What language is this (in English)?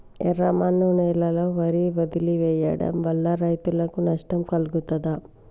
Telugu